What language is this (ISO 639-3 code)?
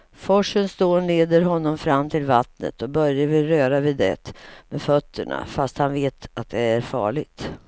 swe